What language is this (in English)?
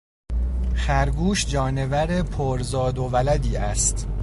Persian